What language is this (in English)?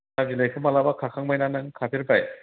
Bodo